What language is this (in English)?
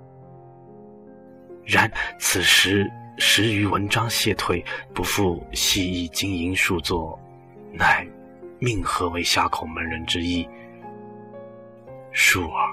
Chinese